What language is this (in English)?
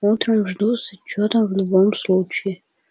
Russian